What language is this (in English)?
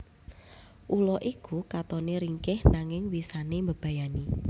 Javanese